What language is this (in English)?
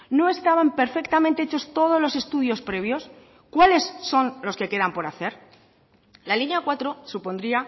Spanish